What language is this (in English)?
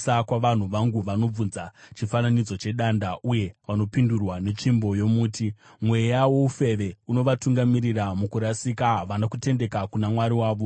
Shona